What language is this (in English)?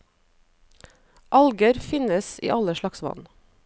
Norwegian